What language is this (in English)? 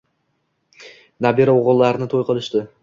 Uzbek